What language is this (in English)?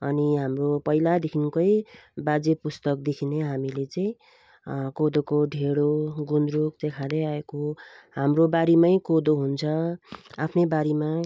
Nepali